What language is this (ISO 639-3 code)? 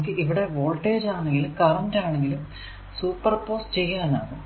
mal